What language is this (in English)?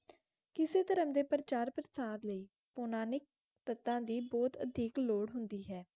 Punjabi